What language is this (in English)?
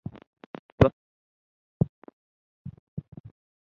Ganda